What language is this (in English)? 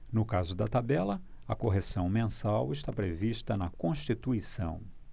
Portuguese